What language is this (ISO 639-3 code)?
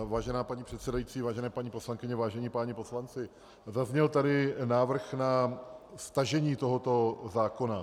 ces